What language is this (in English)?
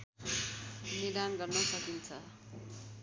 Nepali